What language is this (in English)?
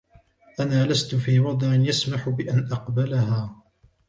Arabic